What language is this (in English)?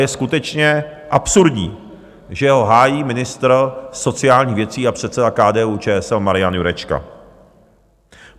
Czech